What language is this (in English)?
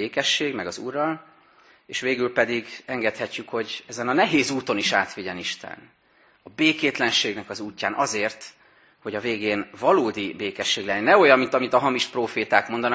Hungarian